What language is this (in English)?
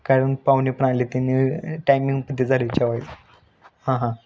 Marathi